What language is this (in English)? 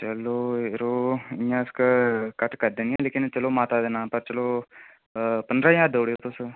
Dogri